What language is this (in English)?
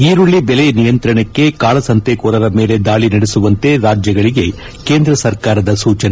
Kannada